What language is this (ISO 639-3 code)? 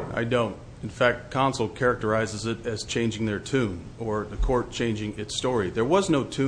eng